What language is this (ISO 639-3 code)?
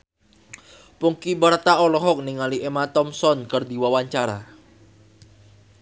sun